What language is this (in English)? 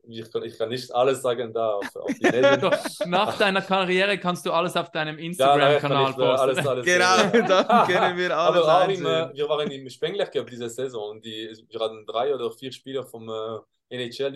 German